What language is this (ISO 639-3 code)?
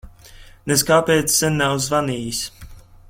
lav